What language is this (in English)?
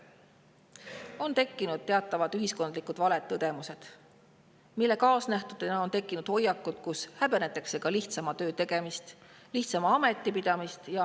Estonian